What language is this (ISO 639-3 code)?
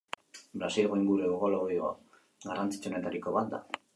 eus